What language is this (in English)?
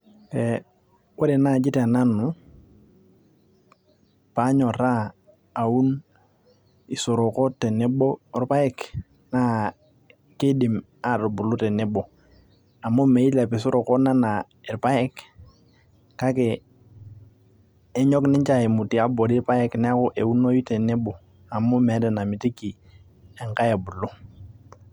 Masai